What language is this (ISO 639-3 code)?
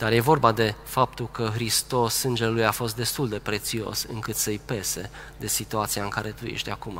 ron